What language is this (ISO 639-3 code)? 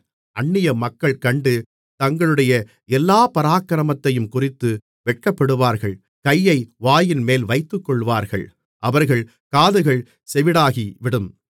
tam